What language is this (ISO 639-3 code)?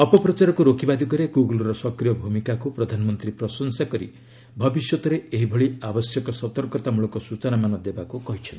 ori